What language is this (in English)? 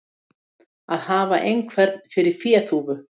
Icelandic